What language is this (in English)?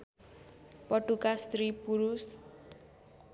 Nepali